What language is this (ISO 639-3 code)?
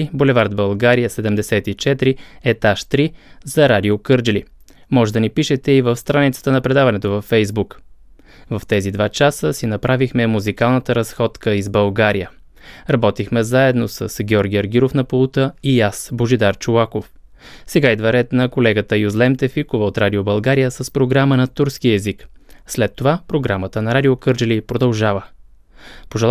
bul